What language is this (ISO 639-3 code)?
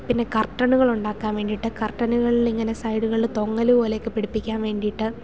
mal